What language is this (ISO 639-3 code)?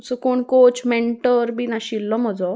kok